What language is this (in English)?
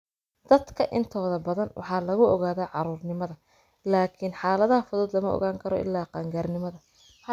Somali